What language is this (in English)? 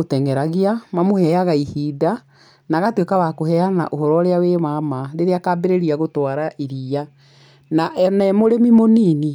Kikuyu